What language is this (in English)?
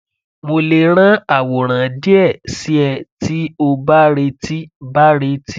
Yoruba